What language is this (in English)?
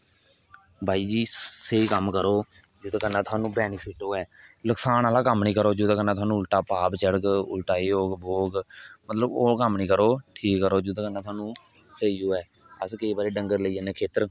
Dogri